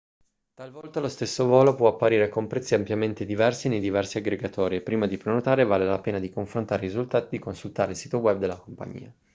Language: Italian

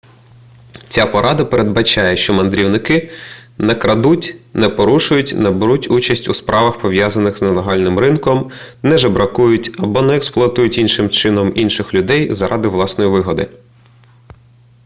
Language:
Ukrainian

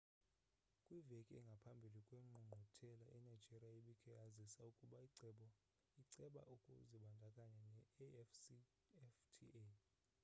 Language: Xhosa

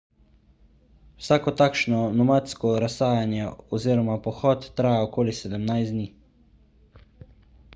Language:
Slovenian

